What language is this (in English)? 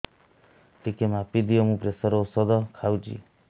Odia